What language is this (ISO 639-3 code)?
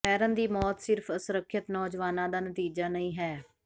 pan